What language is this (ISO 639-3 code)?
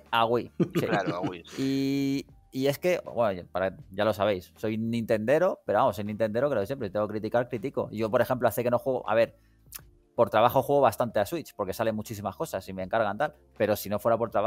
spa